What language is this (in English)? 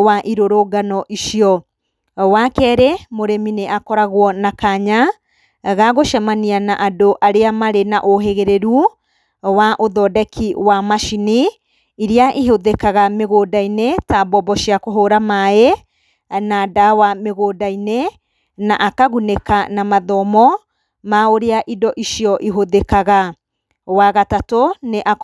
Kikuyu